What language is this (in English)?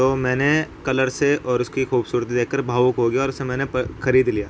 Urdu